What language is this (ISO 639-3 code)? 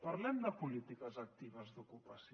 cat